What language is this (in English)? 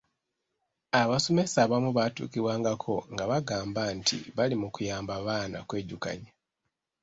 Ganda